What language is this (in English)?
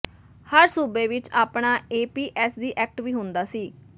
Punjabi